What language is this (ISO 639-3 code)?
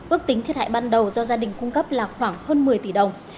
vie